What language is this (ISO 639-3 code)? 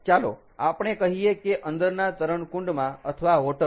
guj